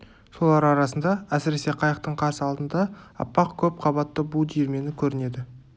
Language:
Kazakh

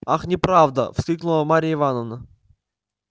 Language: Russian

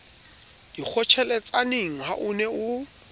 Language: Southern Sotho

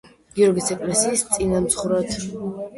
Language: Georgian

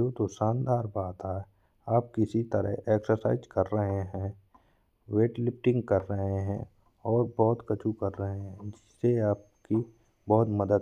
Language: Bundeli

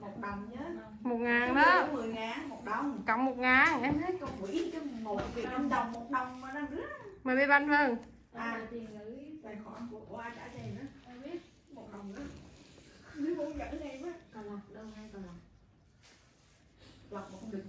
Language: Vietnamese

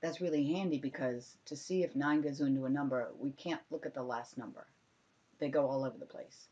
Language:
English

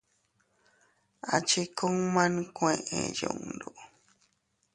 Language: Teutila Cuicatec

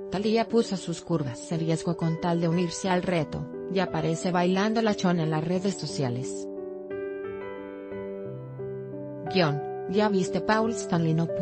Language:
Spanish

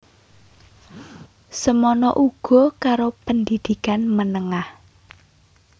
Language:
Javanese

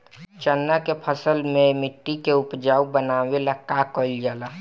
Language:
Bhojpuri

